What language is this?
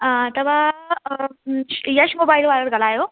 Sindhi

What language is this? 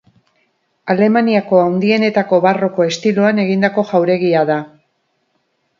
Basque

